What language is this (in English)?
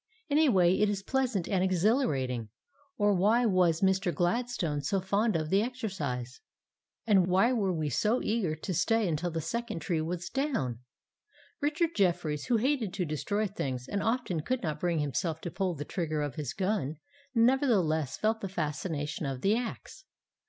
English